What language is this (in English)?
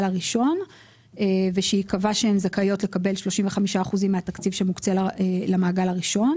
Hebrew